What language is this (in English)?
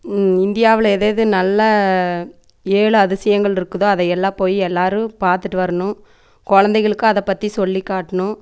Tamil